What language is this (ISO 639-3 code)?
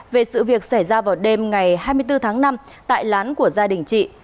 vie